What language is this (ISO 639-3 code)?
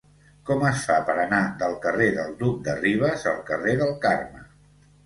cat